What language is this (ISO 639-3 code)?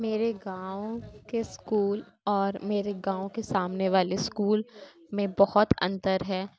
urd